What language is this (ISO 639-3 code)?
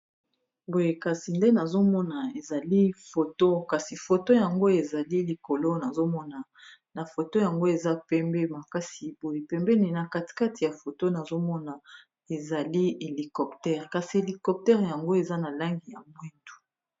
lin